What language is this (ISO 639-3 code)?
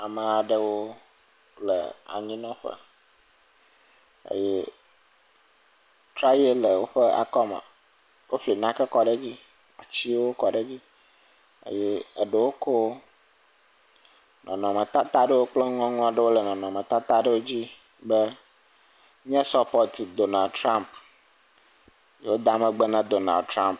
ewe